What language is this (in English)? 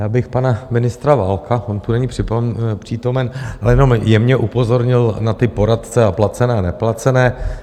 Czech